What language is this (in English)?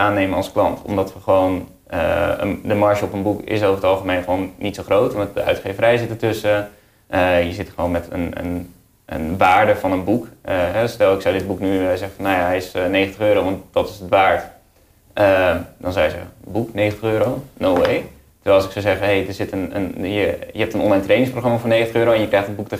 Dutch